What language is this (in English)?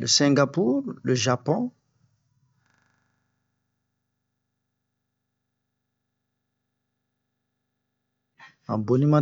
Bomu